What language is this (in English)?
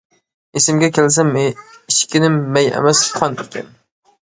Uyghur